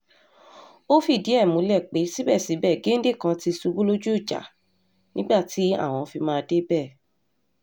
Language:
Yoruba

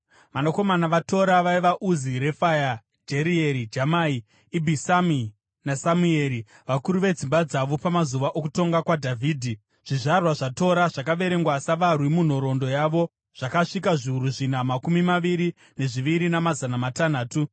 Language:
Shona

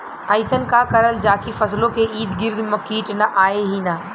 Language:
Bhojpuri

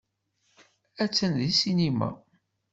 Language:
Kabyle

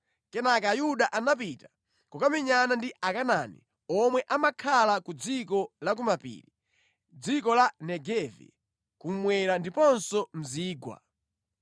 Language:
Nyanja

